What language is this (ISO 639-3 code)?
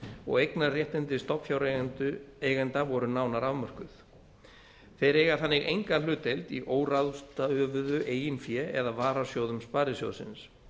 isl